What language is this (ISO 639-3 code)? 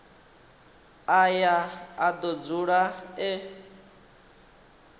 ven